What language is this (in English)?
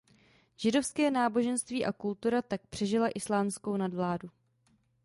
Czech